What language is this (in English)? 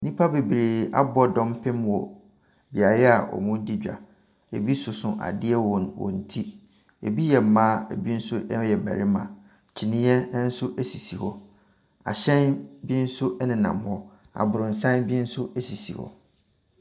Akan